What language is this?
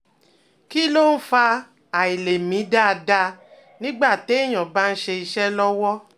Yoruba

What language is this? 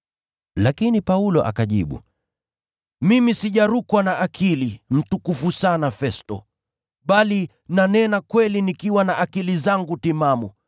Swahili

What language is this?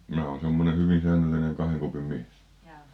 Finnish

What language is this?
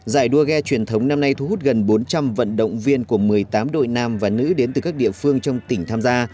Vietnamese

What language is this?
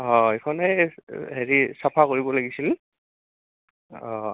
Assamese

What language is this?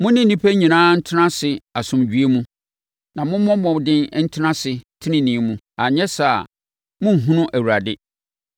Akan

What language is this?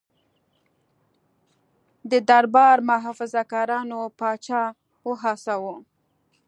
Pashto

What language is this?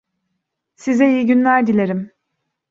Turkish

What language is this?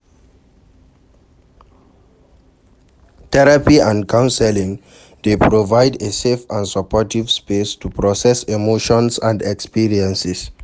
Nigerian Pidgin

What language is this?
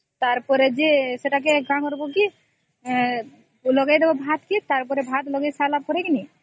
Odia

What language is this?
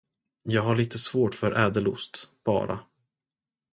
Swedish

